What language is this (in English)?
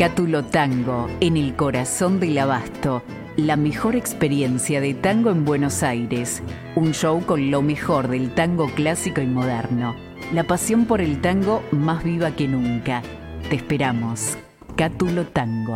Spanish